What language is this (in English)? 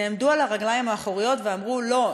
Hebrew